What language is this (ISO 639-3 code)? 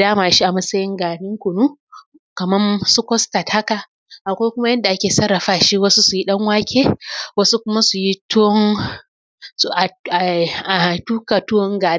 hau